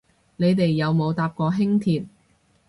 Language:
Cantonese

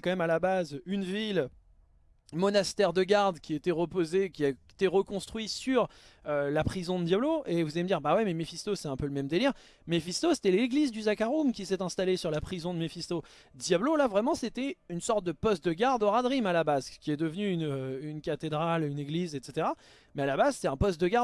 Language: French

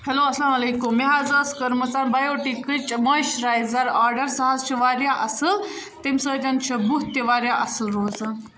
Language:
Kashmiri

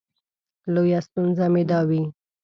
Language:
Pashto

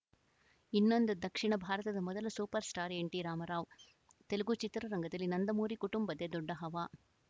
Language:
Kannada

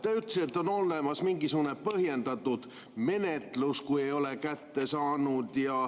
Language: Estonian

